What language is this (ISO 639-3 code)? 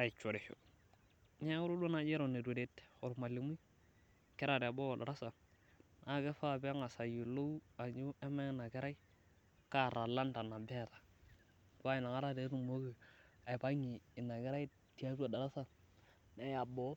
mas